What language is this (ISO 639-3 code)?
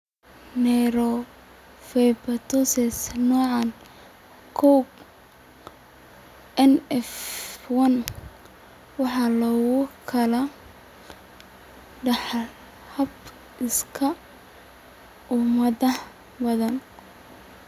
som